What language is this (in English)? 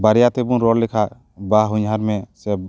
Santali